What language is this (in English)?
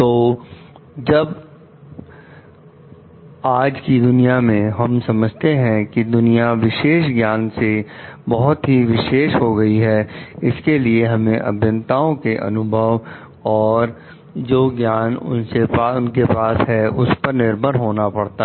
Hindi